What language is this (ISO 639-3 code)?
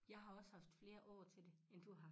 dan